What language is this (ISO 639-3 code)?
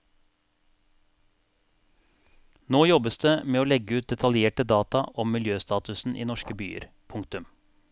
nor